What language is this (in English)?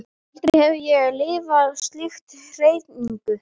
Icelandic